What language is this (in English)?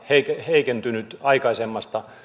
Finnish